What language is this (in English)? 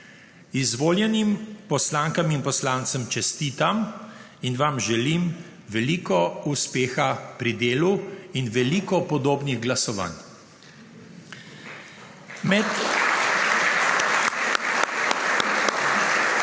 Slovenian